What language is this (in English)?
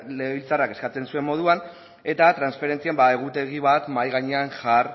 Basque